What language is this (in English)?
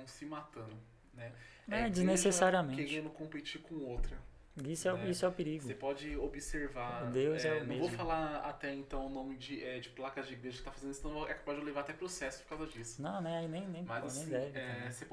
Portuguese